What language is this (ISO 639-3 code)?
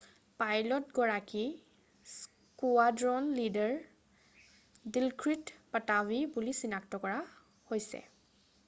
asm